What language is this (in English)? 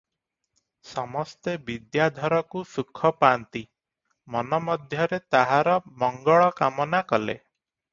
Odia